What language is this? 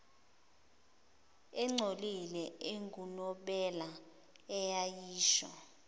Zulu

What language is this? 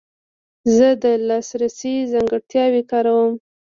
Pashto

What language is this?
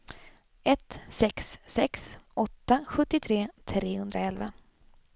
Swedish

